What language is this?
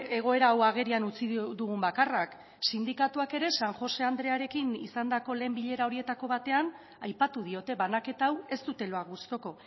Basque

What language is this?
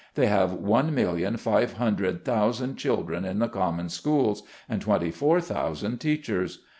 English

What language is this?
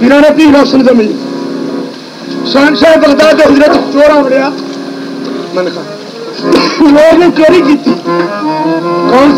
Arabic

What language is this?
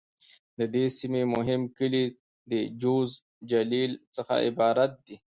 Pashto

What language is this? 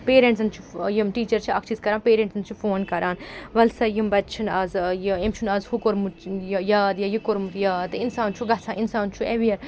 Kashmiri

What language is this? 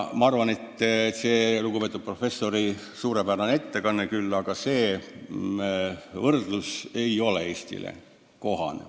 Estonian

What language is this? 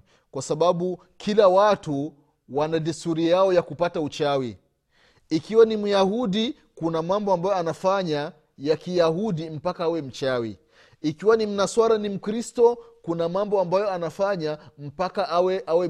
Swahili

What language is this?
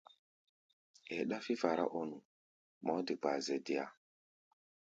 Gbaya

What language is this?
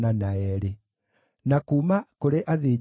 Kikuyu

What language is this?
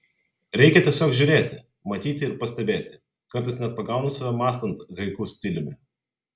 Lithuanian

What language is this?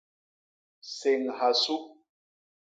Basaa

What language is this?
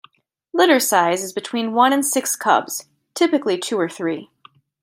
English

